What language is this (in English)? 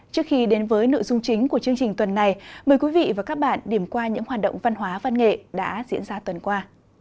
Vietnamese